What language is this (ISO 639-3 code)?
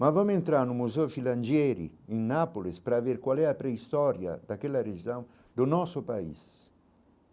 por